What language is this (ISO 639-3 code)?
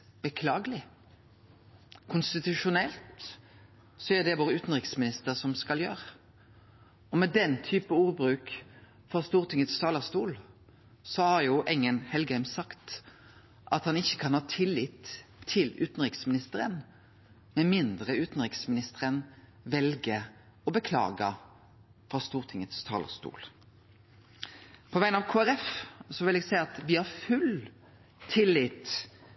nno